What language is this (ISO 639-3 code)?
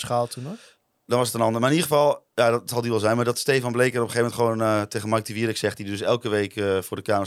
nld